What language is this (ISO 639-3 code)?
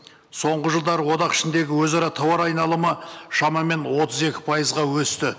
kaz